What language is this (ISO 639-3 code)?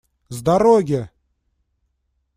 rus